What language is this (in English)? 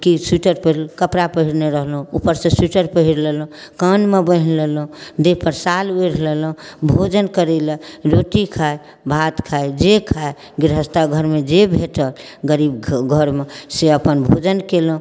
Maithili